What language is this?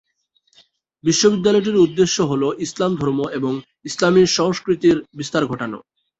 Bangla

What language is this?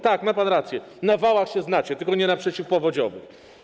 Polish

